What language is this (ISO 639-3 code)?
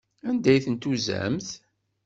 kab